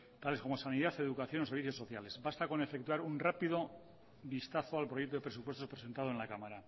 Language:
Spanish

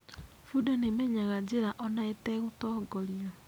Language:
Kikuyu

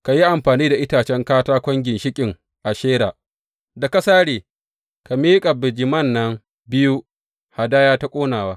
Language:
Hausa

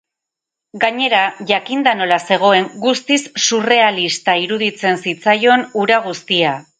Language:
Basque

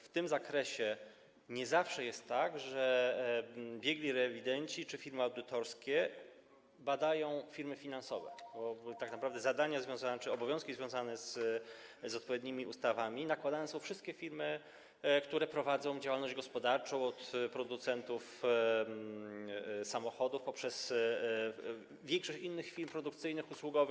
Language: Polish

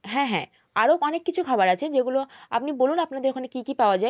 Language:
Bangla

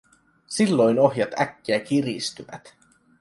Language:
Finnish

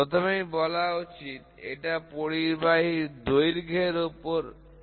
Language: Bangla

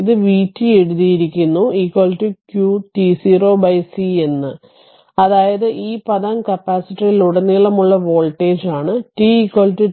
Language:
Malayalam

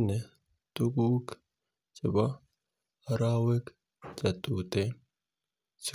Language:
Kalenjin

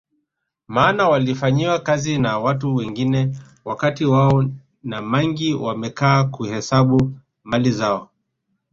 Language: Swahili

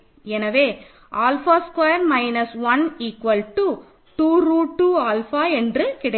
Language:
Tamil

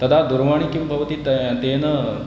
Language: Sanskrit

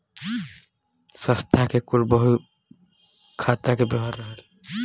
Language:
Bhojpuri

